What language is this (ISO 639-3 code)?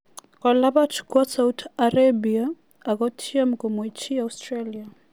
kln